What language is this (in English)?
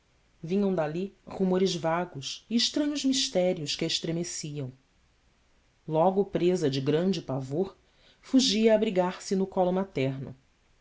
Portuguese